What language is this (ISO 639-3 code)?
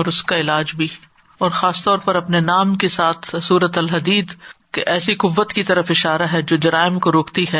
urd